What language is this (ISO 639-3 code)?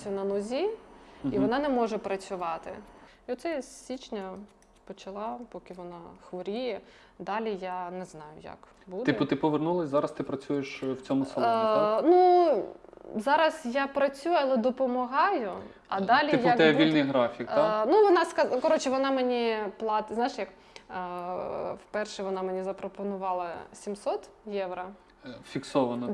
ukr